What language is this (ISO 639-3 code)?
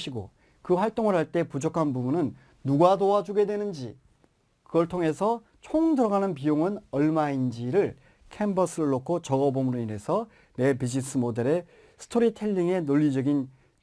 kor